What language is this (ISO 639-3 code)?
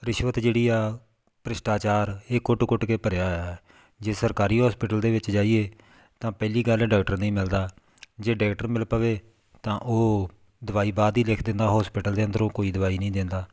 pan